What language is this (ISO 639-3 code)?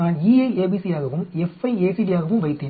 tam